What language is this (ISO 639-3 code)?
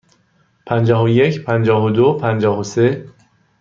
fas